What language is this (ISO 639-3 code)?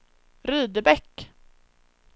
swe